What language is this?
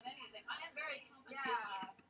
Welsh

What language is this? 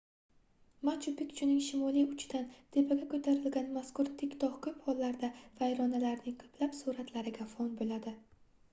Uzbek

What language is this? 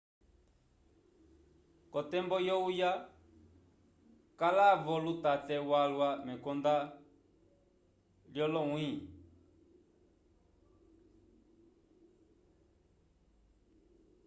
Umbundu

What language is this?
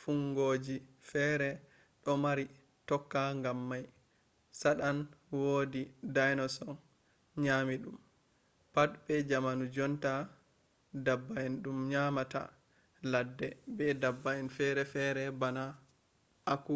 Fula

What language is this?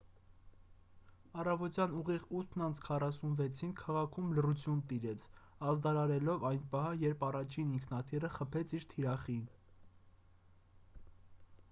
Armenian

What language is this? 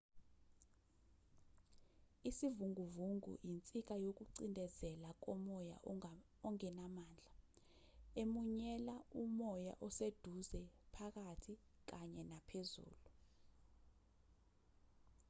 Zulu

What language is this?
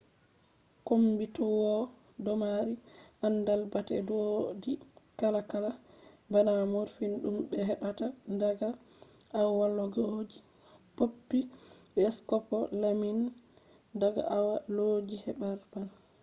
Fula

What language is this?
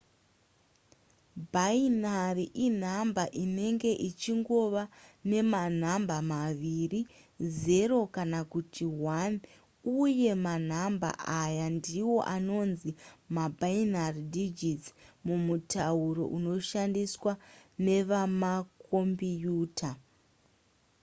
Shona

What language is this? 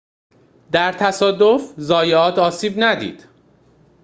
Persian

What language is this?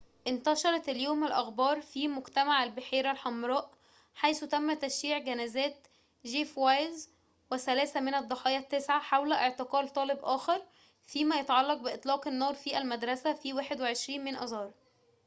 Arabic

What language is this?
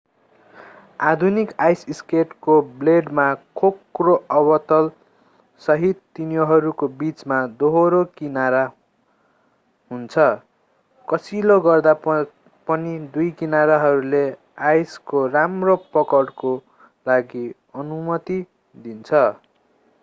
Nepali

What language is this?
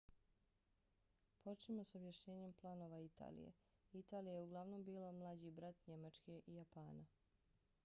Bosnian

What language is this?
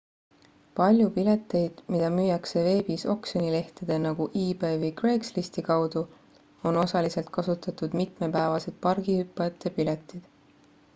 Estonian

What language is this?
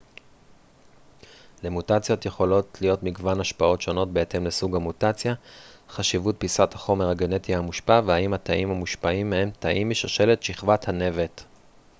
Hebrew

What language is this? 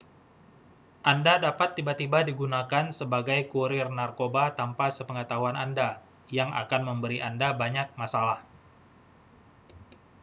Indonesian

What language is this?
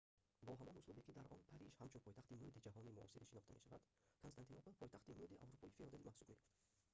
Tajik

